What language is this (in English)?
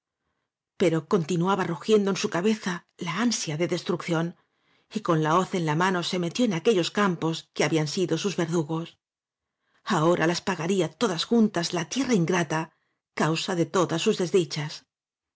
Spanish